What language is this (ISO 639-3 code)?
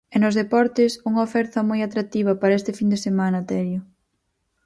glg